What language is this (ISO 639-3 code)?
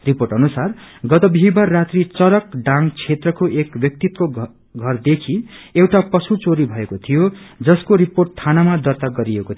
nep